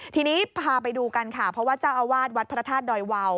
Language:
Thai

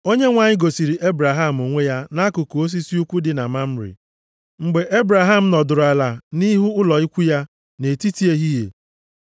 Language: Igbo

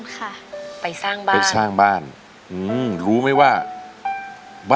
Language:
Thai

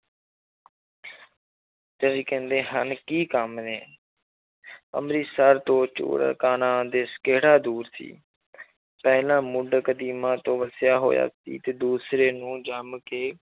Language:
Punjabi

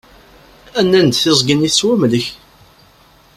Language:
Kabyle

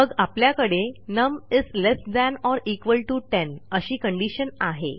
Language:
Marathi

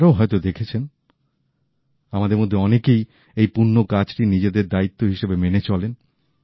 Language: Bangla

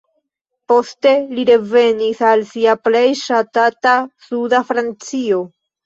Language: Esperanto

